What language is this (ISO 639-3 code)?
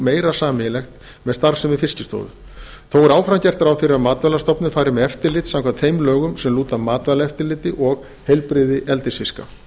isl